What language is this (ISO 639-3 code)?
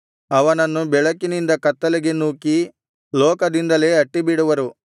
kan